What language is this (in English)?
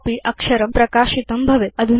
Sanskrit